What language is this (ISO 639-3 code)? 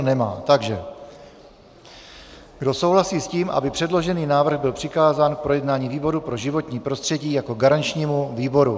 ces